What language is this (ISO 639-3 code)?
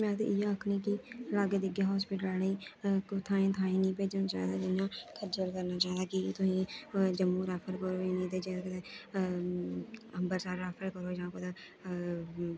doi